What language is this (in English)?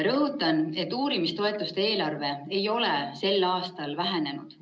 Estonian